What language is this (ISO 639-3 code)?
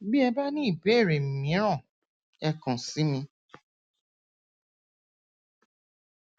yor